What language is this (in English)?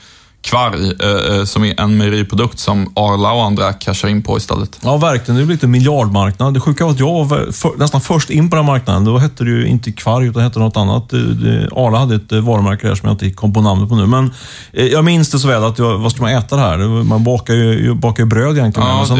Swedish